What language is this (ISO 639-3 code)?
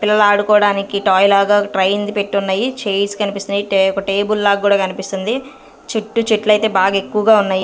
tel